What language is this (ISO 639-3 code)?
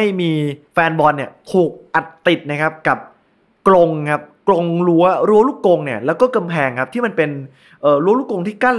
tha